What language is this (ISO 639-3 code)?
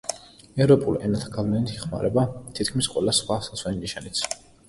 kat